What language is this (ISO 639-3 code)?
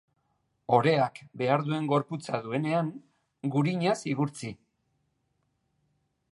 eus